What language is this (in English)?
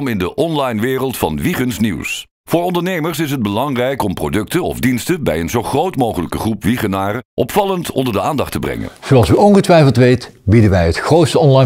Dutch